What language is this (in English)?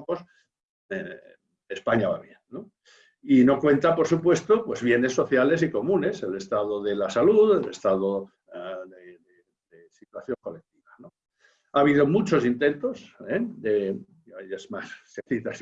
Spanish